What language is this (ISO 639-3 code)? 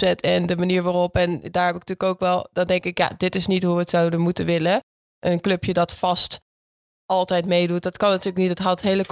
nld